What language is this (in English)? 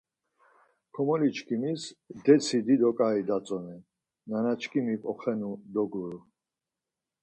Laz